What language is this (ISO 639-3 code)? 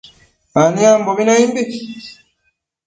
mcf